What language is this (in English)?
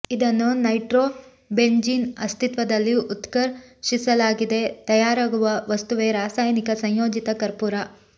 Kannada